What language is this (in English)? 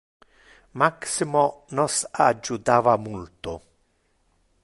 Interlingua